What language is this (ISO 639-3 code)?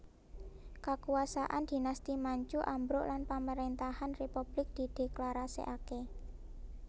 jav